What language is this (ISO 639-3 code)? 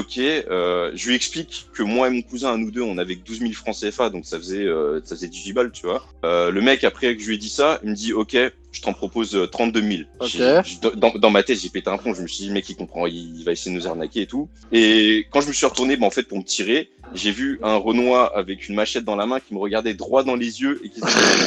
fra